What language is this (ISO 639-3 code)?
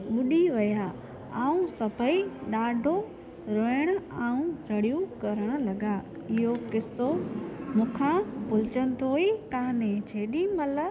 snd